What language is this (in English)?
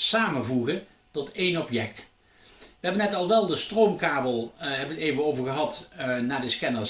Dutch